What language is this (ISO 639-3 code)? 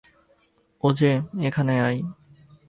ben